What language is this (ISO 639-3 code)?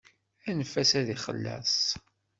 kab